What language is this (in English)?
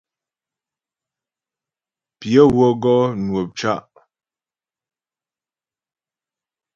Ghomala